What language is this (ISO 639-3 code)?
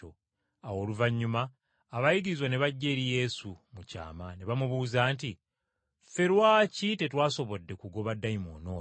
lug